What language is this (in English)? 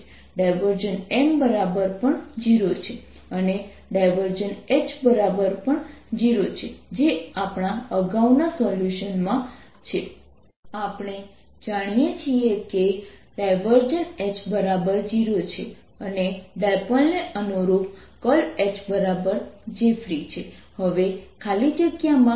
Gujarati